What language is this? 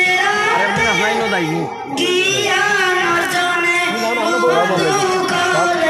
Bangla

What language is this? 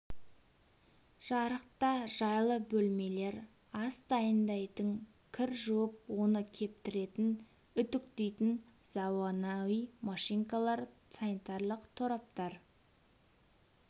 Kazakh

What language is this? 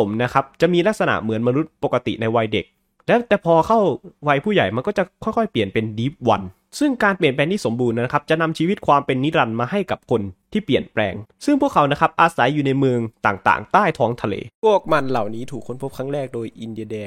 Thai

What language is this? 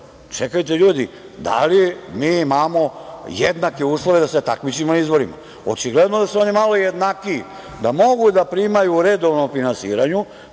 Serbian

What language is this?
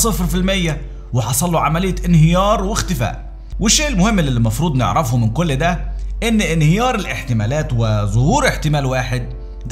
Arabic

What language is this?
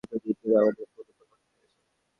Bangla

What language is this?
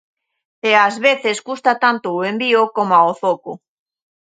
Galician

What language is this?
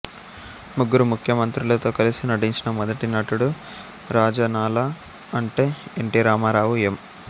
Telugu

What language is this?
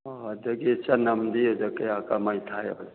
Manipuri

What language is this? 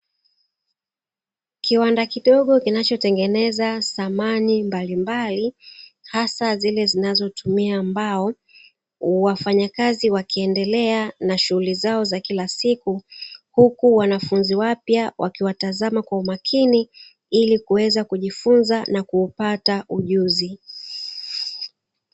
Swahili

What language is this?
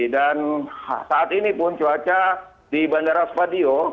Indonesian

